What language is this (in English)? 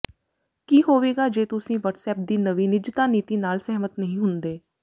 Punjabi